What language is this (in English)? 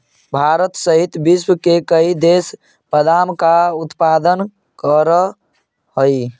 Magahi